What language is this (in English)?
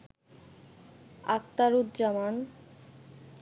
Bangla